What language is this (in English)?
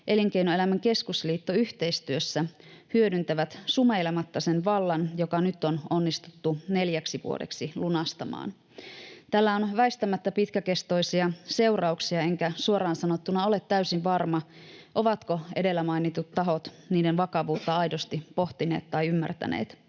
Finnish